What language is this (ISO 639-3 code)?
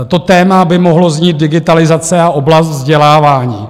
ces